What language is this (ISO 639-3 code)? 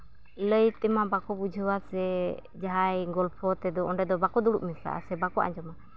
sat